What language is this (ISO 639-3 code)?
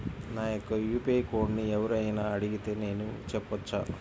tel